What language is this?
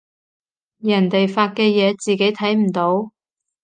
Cantonese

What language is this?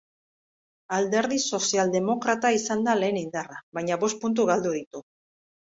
Basque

